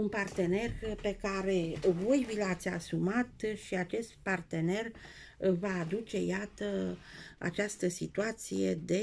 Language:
Romanian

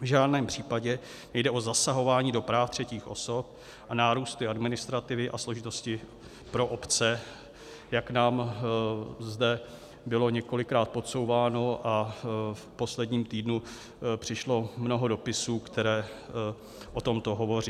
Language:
Czech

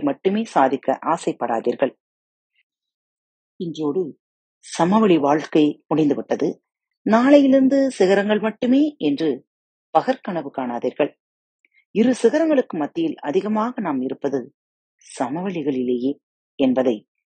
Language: Tamil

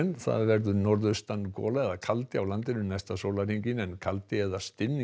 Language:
Icelandic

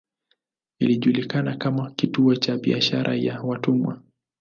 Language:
Swahili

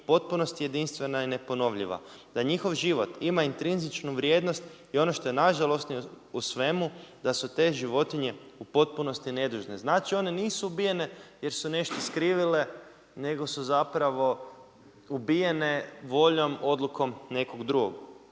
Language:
Croatian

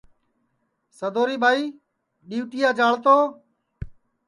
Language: Sansi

